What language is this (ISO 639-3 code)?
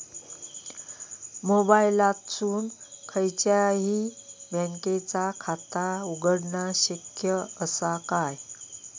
mar